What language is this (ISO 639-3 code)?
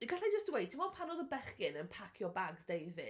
cym